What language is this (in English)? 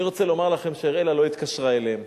Hebrew